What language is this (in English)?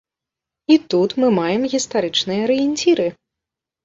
Belarusian